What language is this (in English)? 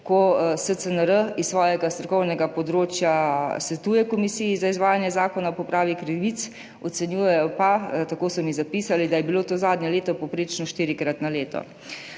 Slovenian